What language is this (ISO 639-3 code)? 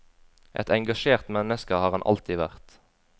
nor